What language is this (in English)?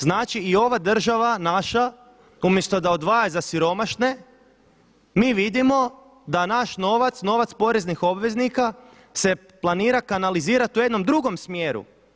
Croatian